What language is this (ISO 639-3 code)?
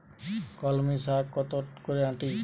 ben